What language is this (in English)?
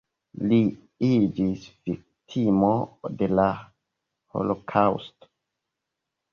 Esperanto